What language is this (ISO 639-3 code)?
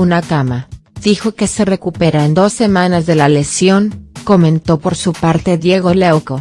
spa